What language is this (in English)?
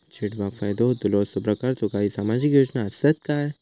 Marathi